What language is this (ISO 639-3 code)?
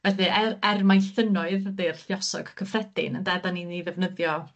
cym